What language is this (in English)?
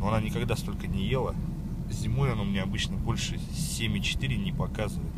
Russian